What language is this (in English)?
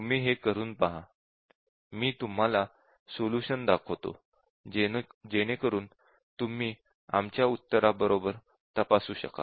Marathi